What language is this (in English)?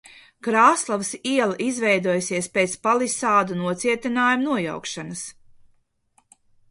Latvian